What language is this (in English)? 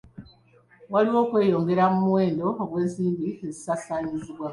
Ganda